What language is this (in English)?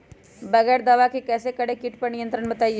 Magahi